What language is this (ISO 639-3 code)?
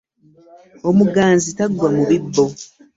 lug